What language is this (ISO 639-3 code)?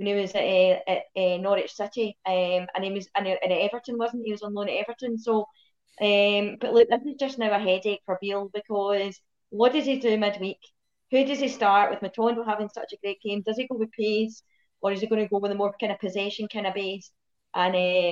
eng